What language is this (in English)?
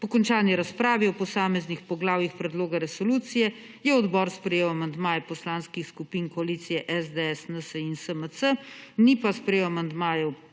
Slovenian